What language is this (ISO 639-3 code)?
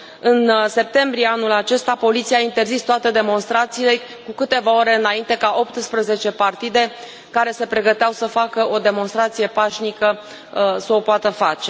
ron